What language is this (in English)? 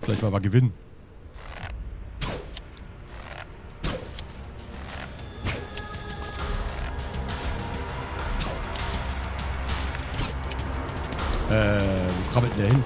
German